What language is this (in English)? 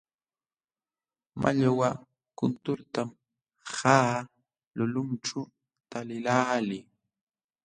Jauja Wanca Quechua